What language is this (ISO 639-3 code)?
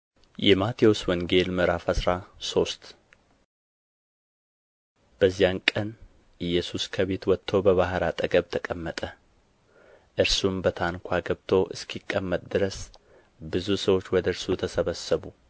amh